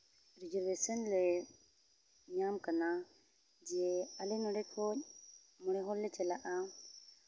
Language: Santali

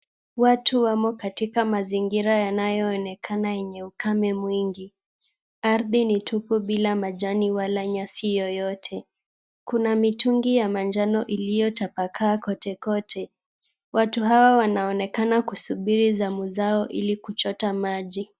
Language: Swahili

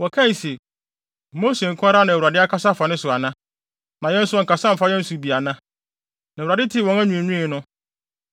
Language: Akan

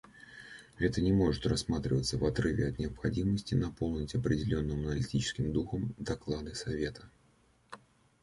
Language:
Russian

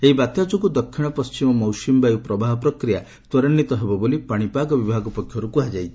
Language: Odia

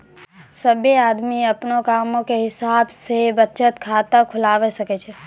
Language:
Maithili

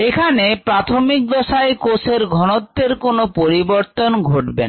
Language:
Bangla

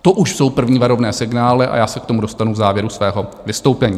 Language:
Czech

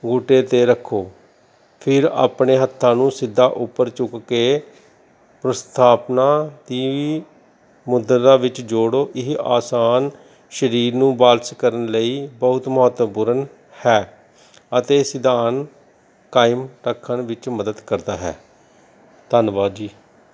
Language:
Punjabi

